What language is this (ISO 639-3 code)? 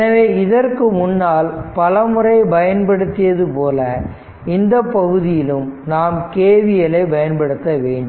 tam